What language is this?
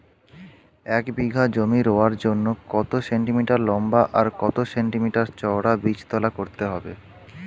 Bangla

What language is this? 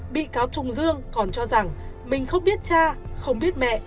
Vietnamese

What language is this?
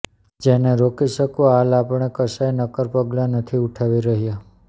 Gujarati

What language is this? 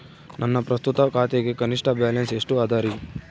Kannada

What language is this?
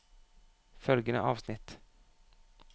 Norwegian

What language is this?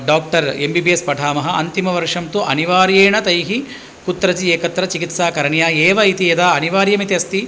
Sanskrit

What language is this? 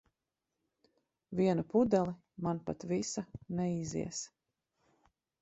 Latvian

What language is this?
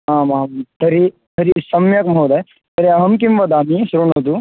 Sanskrit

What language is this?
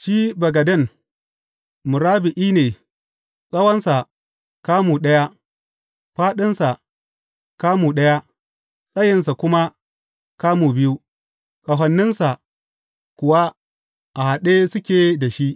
Hausa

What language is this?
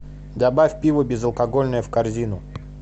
Russian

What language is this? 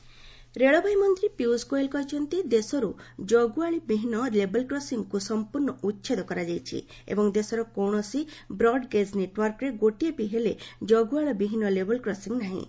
Odia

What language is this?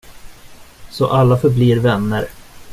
Swedish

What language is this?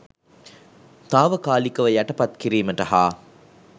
Sinhala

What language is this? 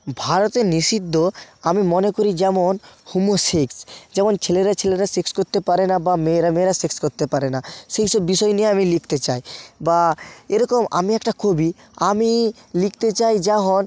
Bangla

